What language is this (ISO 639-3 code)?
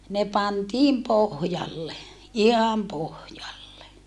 fin